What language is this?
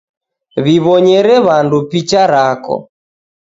Taita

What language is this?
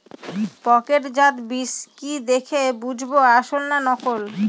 Bangla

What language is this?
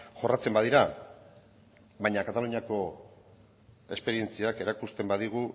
Basque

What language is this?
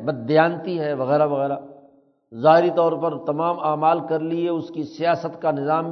Urdu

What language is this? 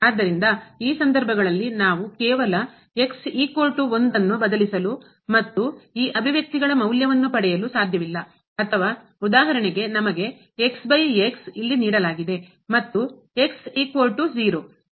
Kannada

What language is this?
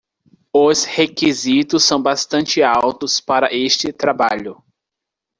Portuguese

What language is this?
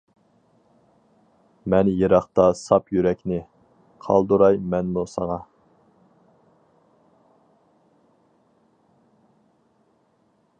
Uyghur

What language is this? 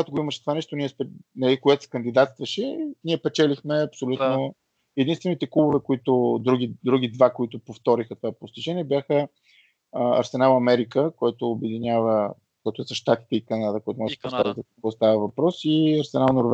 Bulgarian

